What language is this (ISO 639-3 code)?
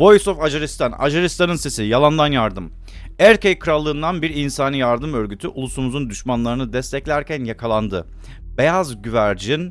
tur